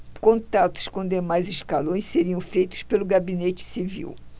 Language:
Portuguese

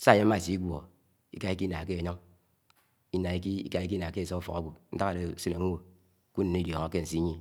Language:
Anaang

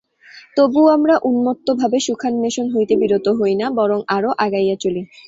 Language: Bangla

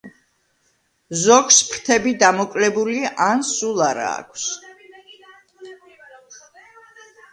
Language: Georgian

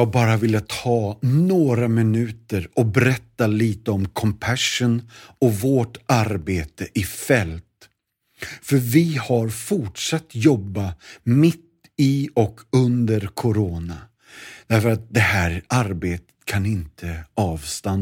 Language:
Swedish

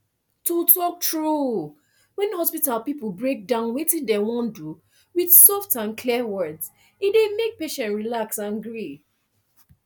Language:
Nigerian Pidgin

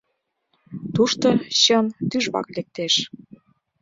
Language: Mari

